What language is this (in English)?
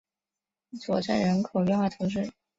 Chinese